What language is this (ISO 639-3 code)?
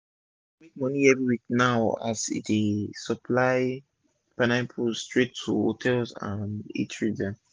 pcm